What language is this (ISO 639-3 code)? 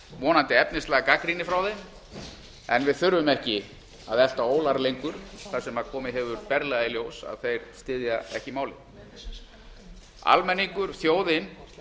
isl